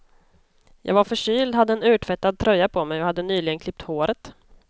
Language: Swedish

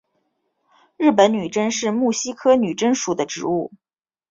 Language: Chinese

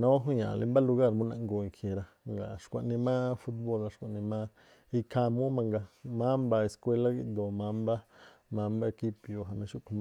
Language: Tlacoapa Me'phaa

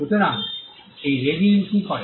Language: Bangla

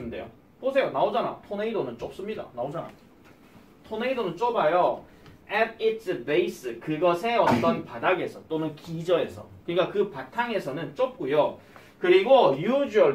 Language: Korean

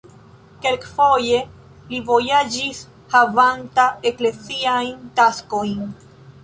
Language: Esperanto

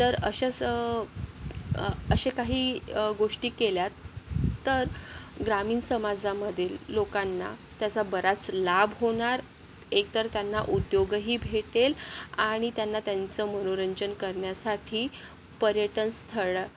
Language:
Marathi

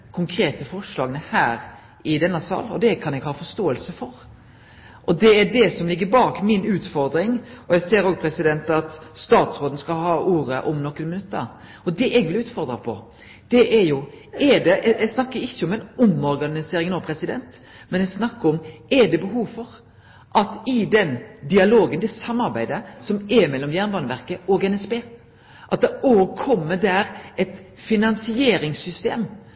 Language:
Norwegian Nynorsk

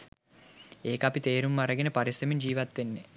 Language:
Sinhala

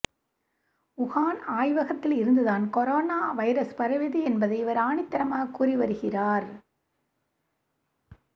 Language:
Tamil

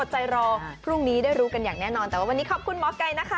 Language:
Thai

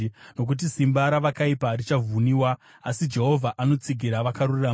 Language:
Shona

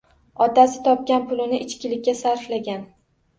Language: Uzbek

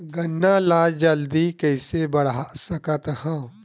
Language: Chhattisgarhi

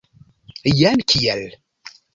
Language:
Esperanto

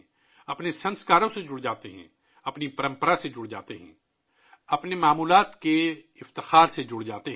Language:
Urdu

